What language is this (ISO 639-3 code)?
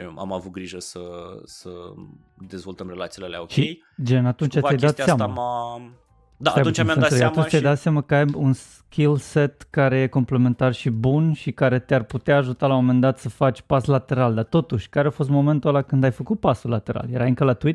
ron